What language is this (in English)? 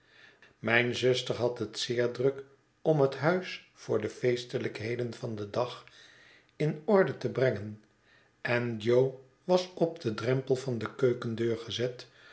Dutch